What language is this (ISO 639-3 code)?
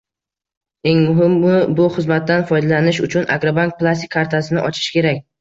uzb